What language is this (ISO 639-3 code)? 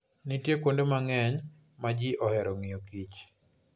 luo